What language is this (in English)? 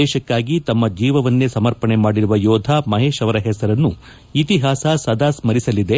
Kannada